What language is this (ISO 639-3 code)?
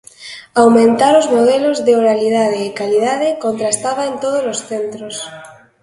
glg